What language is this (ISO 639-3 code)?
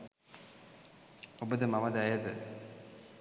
sin